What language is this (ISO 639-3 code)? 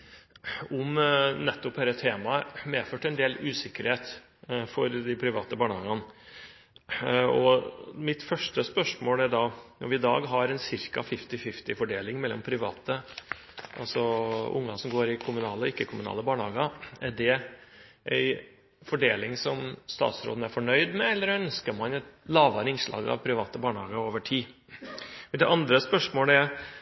nob